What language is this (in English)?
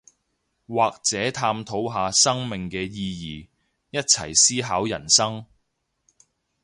Cantonese